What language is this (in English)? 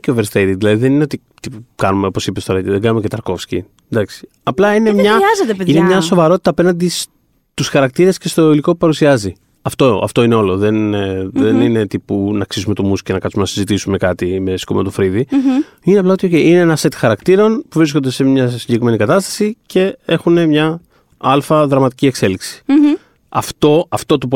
Greek